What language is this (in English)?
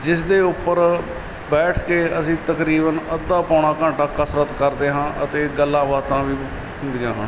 Punjabi